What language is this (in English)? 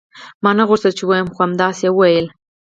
Pashto